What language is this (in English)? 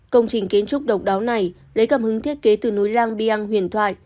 Vietnamese